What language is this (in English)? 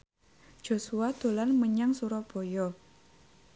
Javanese